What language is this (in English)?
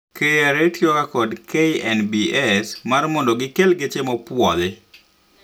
Luo (Kenya and Tanzania)